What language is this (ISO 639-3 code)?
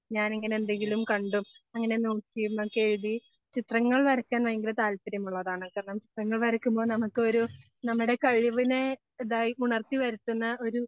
mal